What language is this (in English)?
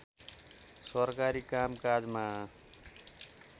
Nepali